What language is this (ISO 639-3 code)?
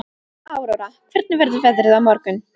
isl